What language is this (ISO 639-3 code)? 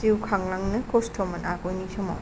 brx